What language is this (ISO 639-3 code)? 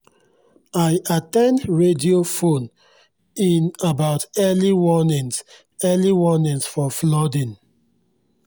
pcm